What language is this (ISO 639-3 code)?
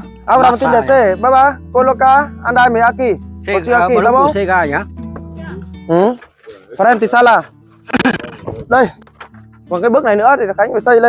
vie